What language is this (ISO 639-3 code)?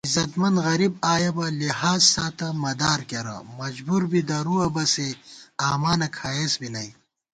gwt